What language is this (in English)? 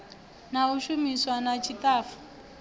Venda